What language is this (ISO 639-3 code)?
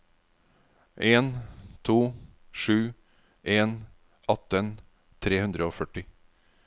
nor